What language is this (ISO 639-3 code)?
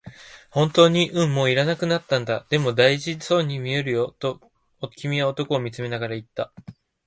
jpn